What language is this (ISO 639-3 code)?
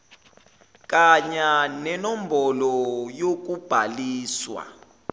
zul